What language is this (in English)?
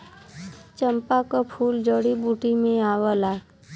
Bhojpuri